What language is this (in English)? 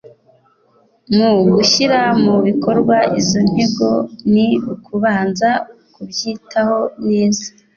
Kinyarwanda